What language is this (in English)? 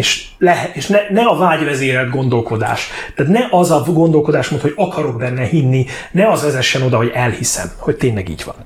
Hungarian